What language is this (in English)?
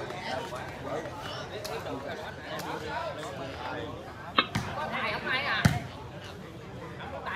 Vietnamese